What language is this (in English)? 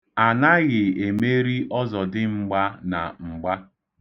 Igbo